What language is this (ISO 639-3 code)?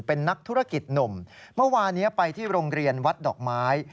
tha